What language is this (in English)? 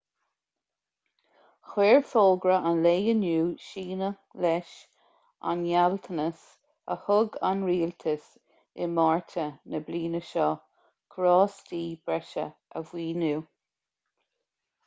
Irish